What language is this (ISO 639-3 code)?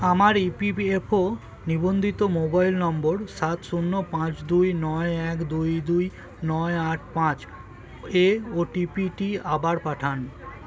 ben